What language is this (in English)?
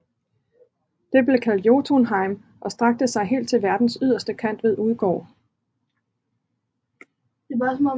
Danish